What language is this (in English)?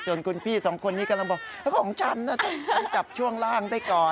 Thai